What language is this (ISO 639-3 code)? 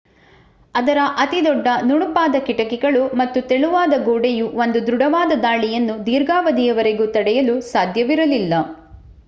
kan